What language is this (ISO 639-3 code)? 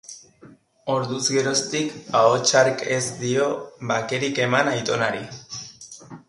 eus